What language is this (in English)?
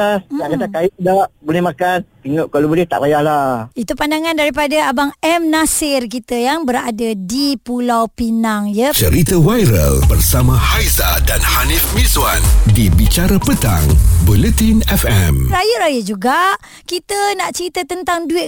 Malay